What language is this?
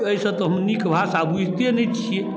Maithili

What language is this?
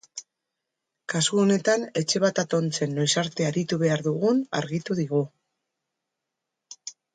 Basque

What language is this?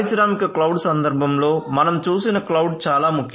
Telugu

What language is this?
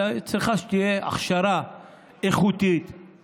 Hebrew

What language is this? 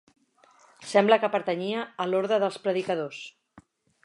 Catalan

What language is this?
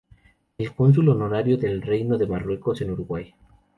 Spanish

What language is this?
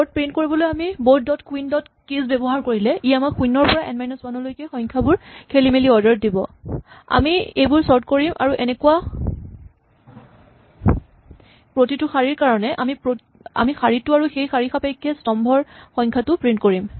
Assamese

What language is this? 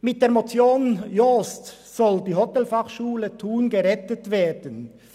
Swiss German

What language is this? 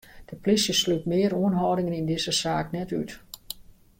Western Frisian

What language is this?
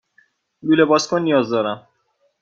Persian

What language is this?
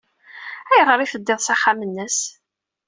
Kabyle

